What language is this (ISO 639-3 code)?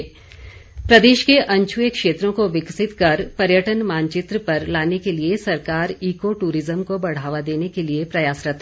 hin